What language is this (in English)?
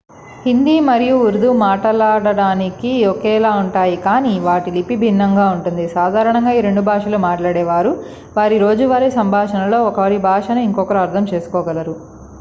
Telugu